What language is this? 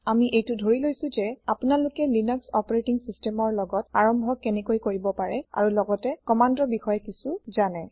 Assamese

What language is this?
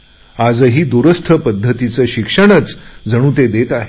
Marathi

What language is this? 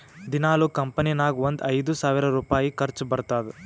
Kannada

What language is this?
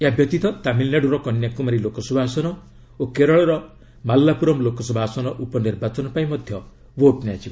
Odia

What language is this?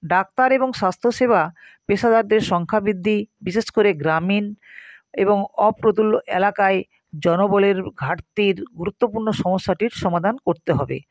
Bangla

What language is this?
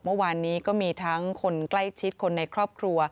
Thai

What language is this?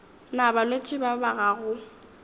Northern Sotho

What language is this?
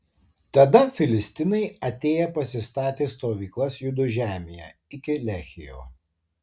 Lithuanian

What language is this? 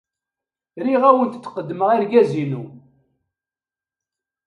Kabyle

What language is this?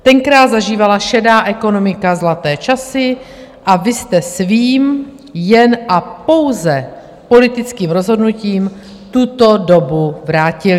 Czech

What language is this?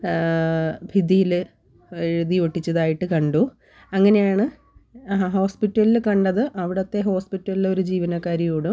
Malayalam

